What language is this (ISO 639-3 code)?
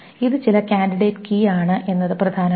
mal